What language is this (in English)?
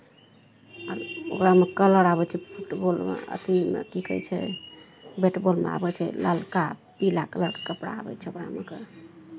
Maithili